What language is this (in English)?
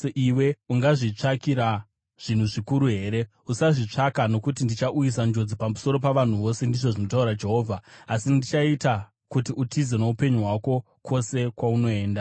Shona